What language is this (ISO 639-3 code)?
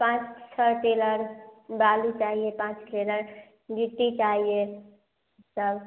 hin